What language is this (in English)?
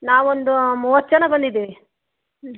Kannada